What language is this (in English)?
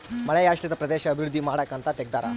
Kannada